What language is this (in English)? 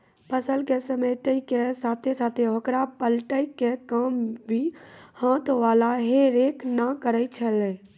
Maithili